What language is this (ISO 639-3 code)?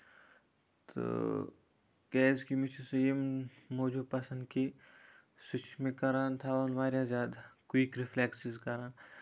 kas